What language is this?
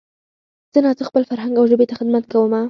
Pashto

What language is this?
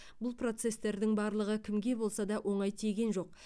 Kazakh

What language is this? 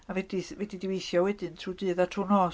Welsh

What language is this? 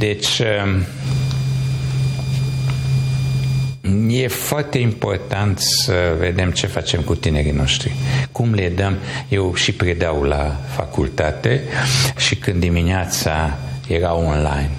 Romanian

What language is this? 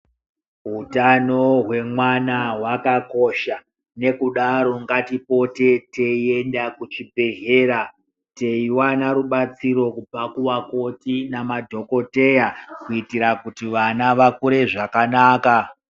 Ndau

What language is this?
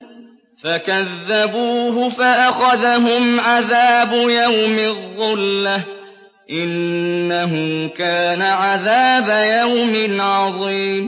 Arabic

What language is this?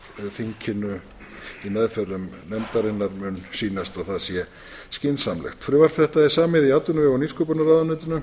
Icelandic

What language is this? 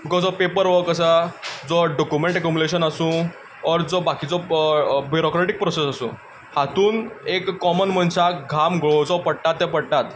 Konkani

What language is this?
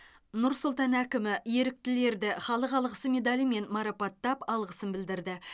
Kazakh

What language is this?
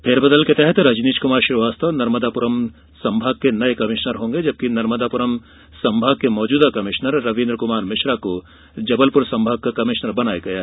Hindi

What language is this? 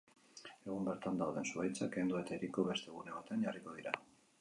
Basque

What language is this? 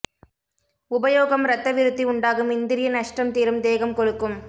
Tamil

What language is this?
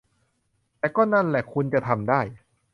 Thai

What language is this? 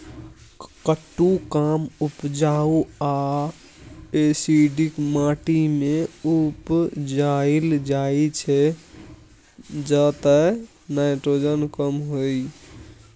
Maithili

